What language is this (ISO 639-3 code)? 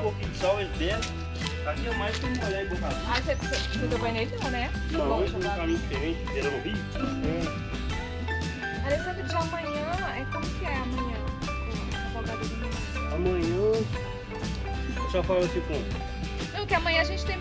por